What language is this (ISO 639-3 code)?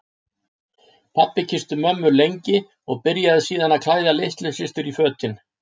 isl